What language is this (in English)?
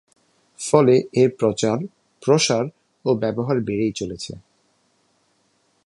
Bangla